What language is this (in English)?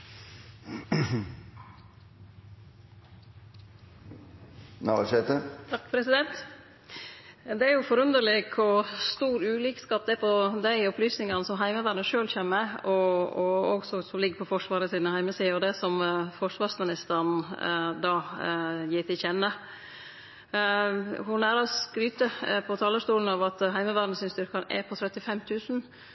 Norwegian Nynorsk